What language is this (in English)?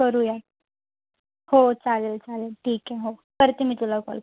Marathi